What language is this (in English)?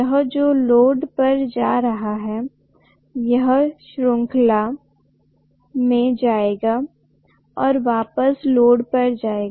Hindi